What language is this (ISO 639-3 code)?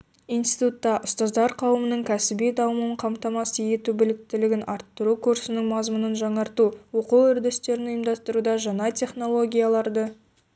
kaz